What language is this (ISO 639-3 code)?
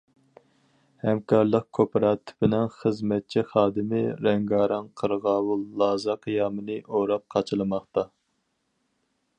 uig